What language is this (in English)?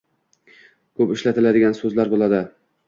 Uzbek